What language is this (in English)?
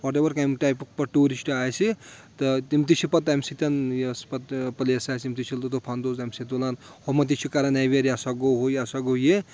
Kashmiri